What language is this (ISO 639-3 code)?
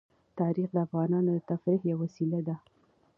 pus